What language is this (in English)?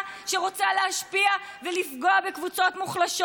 Hebrew